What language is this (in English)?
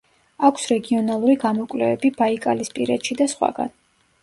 Georgian